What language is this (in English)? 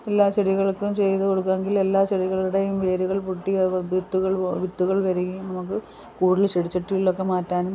Malayalam